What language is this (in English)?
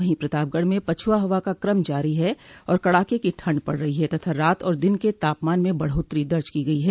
Hindi